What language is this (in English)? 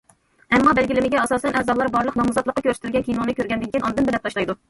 Uyghur